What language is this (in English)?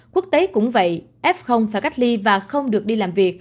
Vietnamese